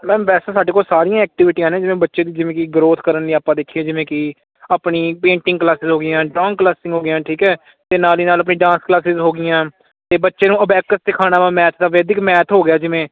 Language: Punjabi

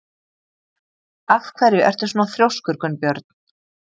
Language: Icelandic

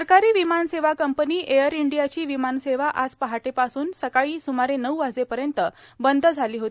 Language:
Marathi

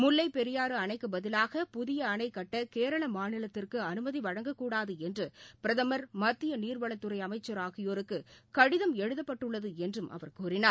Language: Tamil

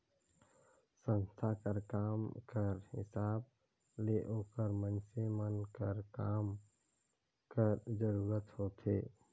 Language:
Chhattisgarhi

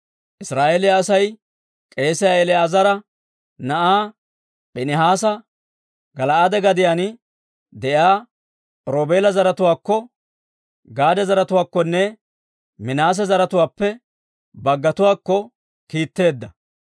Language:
Dawro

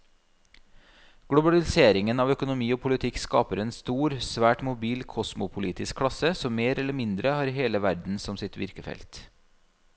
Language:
Norwegian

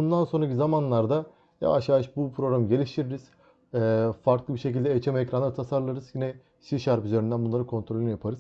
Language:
Turkish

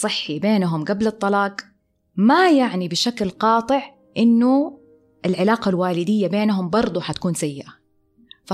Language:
Arabic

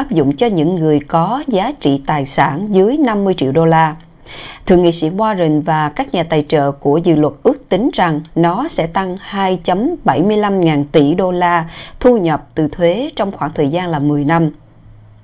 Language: Vietnamese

